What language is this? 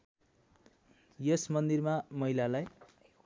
Nepali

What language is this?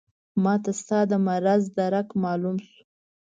Pashto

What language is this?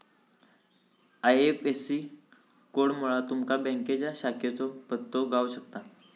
Marathi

